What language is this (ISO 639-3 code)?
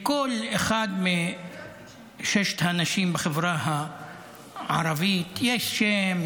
heb